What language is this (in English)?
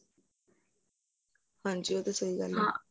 Punjabi